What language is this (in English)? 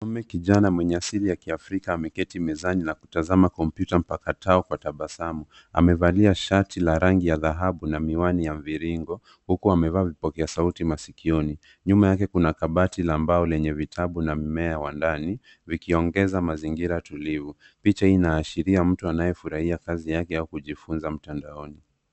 Swahili